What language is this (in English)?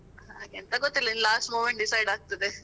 Kannada